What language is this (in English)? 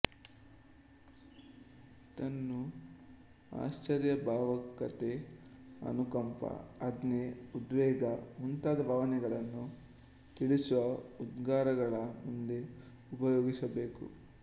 Kannada